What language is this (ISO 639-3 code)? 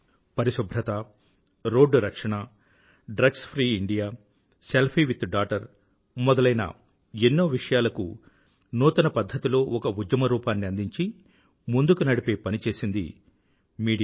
tel